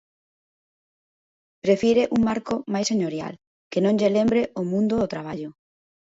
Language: Galician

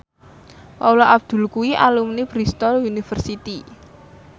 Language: Javanese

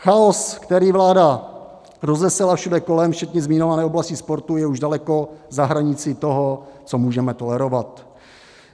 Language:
Czech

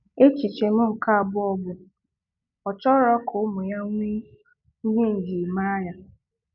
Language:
Igbo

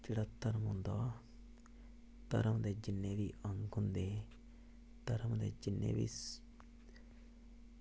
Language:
Dogri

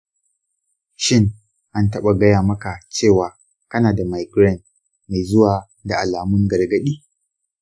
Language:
Hausa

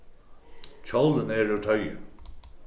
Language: Faroese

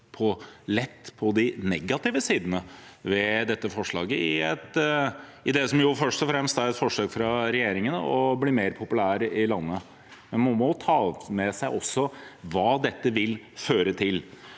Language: Norwegian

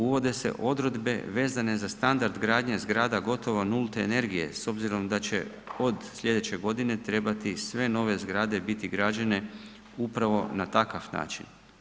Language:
Croatian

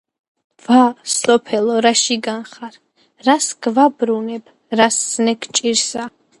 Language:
Georgian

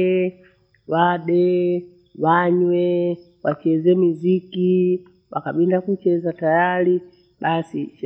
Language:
Bondei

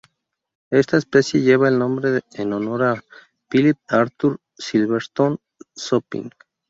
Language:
Spanish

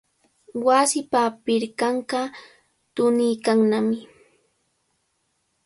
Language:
Cajatambo North Lima Quechua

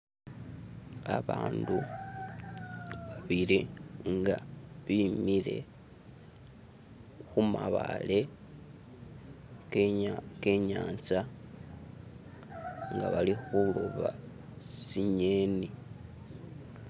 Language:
Masaaba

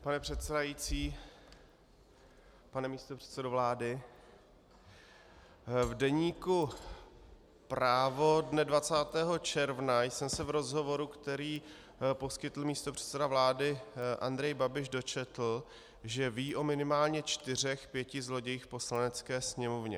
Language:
Czech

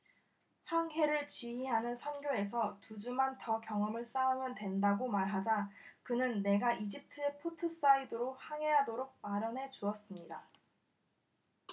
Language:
Korean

